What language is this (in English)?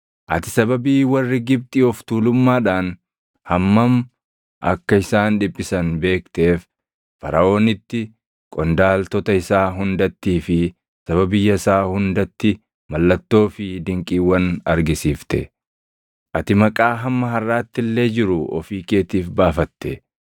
Oromo